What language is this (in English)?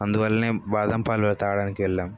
Telugu